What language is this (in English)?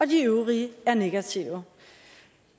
Danish